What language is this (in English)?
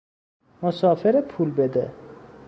Persian